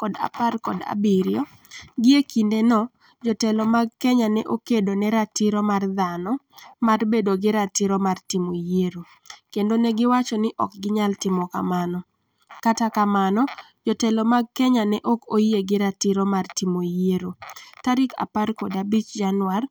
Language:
Luo (Kenya and Tanzania)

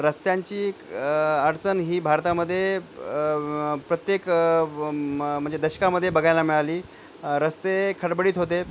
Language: Marathi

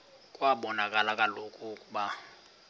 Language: Xhosa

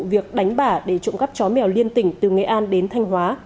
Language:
Vietnamese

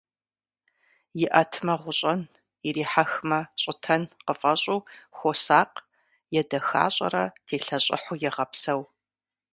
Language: Kabardian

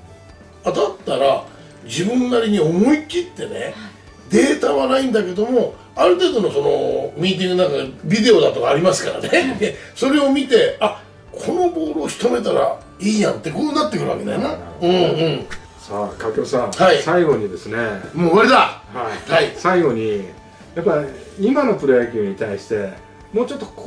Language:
Japanese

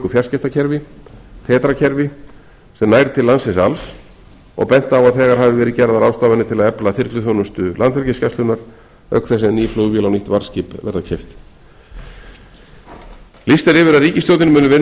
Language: Icelandic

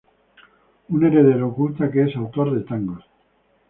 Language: Spanish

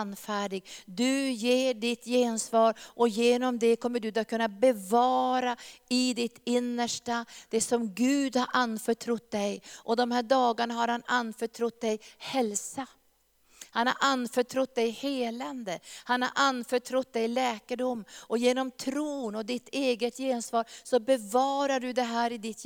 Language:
Swedish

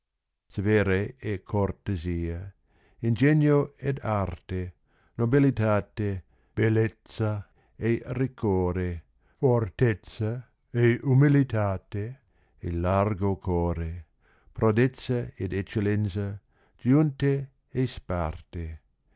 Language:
Italian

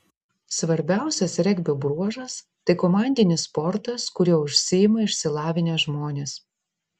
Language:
Lithuanian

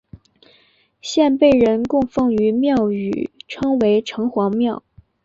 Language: Chinese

